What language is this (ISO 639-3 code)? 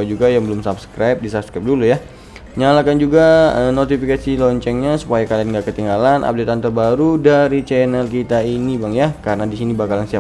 ind